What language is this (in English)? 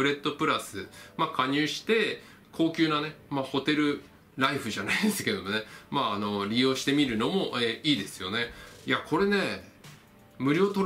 Japanese